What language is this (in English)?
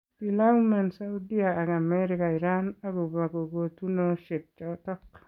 Kalenjin